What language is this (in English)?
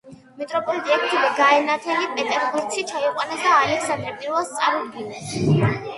Georgian